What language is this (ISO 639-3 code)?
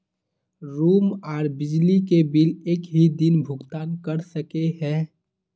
mag